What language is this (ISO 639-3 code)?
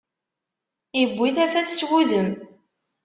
kab